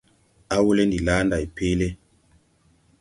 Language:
Tupuri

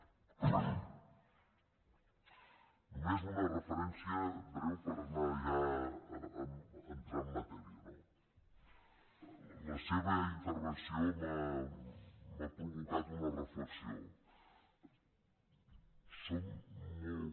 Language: Catalan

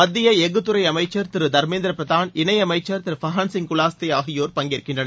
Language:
Tamil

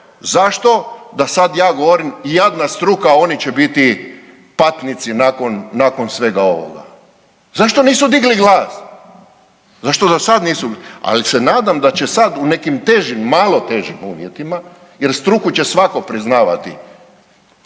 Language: Croatian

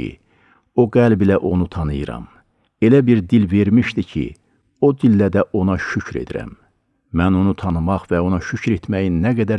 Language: Turkish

